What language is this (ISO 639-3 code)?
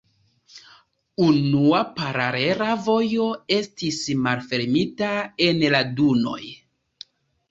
epo